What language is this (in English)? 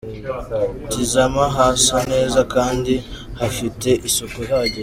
Kinyarwanda